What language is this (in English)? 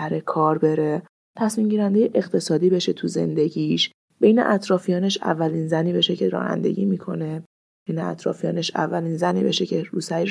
Persian